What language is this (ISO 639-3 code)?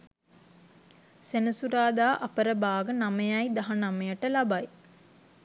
sin